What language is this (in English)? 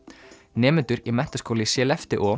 Icelandic